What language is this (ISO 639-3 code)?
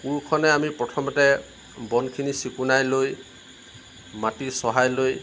asm